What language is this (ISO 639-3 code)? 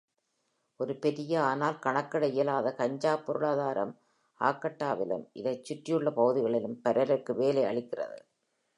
tam